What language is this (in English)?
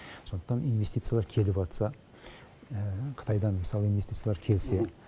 Kazakh